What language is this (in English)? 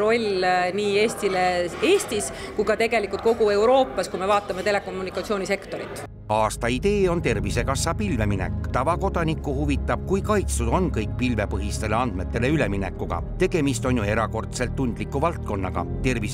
Finnish